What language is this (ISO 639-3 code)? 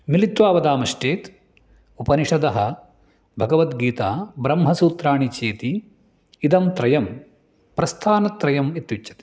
san